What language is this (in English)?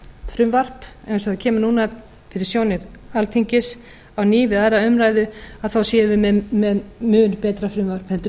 Icelandic